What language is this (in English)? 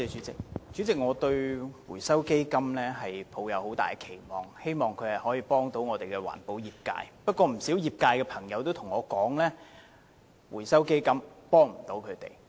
Cantonese